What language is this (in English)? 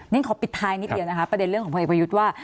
Thai